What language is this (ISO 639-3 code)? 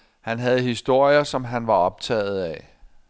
dan